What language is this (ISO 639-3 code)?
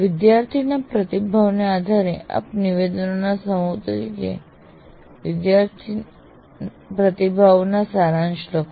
guj